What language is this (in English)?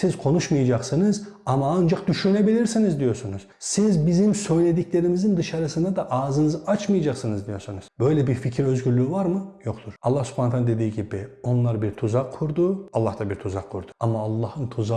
Turkish